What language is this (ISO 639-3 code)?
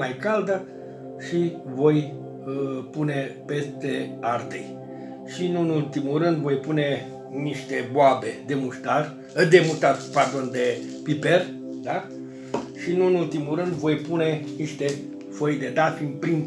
ron